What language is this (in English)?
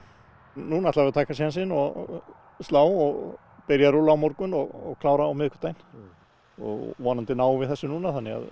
Icelandic